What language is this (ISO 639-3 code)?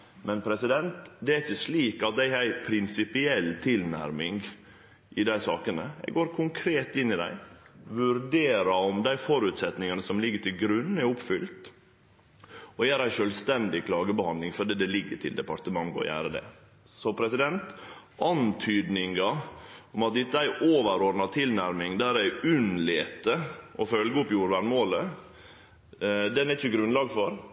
nno